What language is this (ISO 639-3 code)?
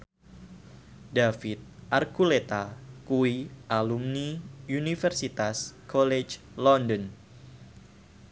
jav